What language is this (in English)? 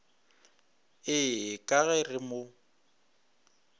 Northern Sotho